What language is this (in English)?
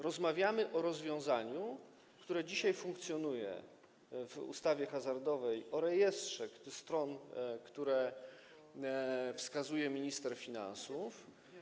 Polish